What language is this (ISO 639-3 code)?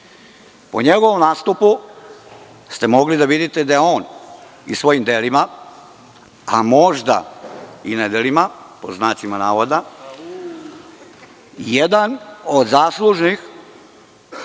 srp